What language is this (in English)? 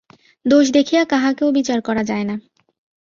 Bangla